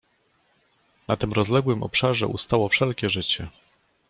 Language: Polish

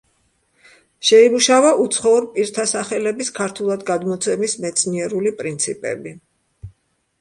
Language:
Georgian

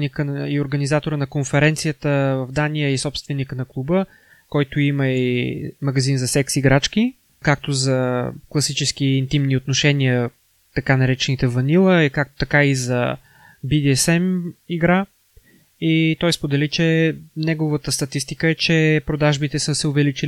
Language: Bulgarian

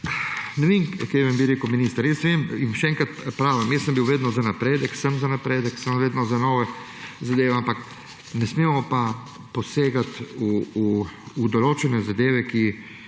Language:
Slovenian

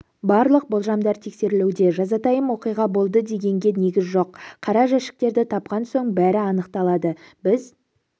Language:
Kazakh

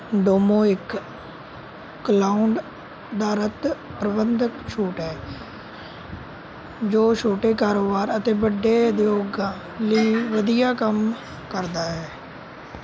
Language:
Punjabi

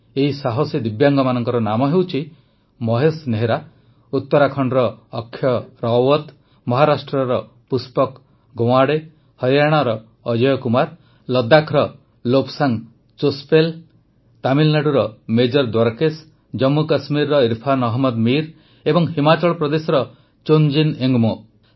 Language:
Odia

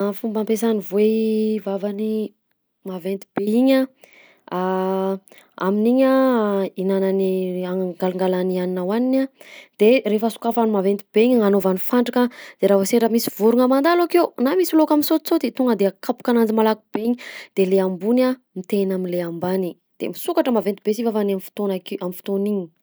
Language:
Southern Betsimisaraka Malagasy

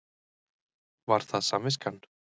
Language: Icelandic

